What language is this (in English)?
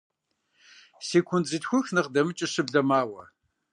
Kabardian